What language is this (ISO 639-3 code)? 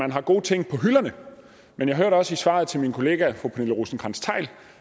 dan